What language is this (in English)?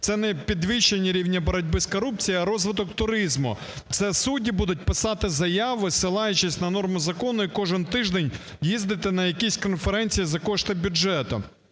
Ukrainian